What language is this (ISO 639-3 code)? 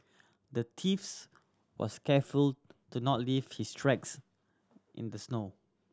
eng